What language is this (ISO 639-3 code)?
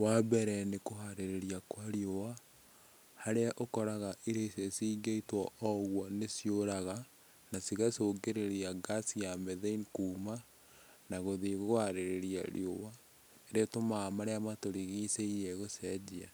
kik